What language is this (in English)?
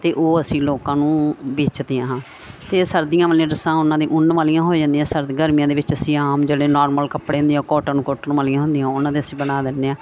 Punjabi